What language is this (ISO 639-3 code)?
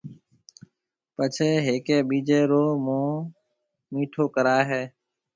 mve